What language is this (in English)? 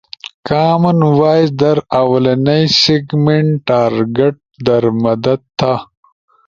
Ushojo